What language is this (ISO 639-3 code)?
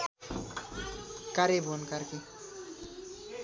nep